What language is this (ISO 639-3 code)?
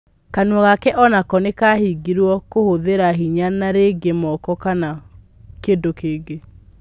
kik